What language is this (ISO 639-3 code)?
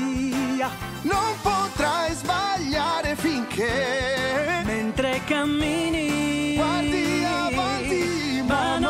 ita